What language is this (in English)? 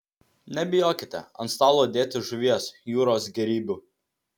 Lithuanian